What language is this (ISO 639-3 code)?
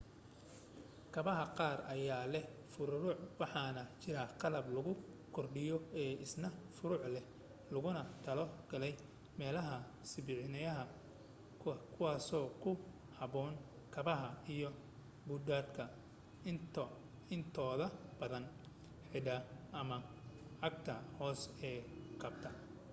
som